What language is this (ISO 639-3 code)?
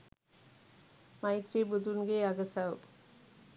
sin